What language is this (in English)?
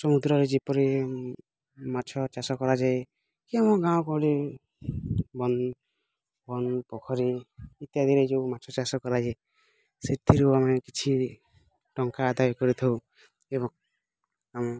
Odia